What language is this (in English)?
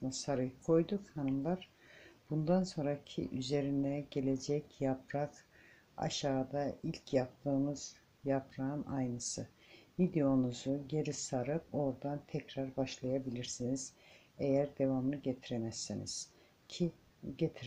Turkish